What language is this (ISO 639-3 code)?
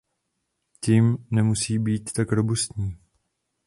ces